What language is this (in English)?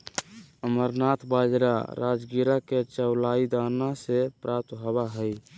Magahi